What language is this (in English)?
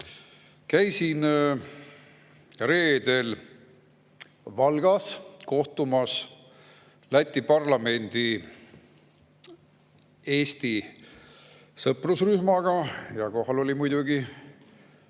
Estonian